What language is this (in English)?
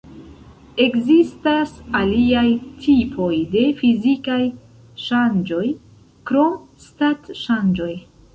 Esperanto